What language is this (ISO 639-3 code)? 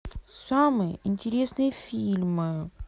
rus